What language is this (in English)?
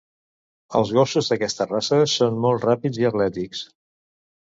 Catalan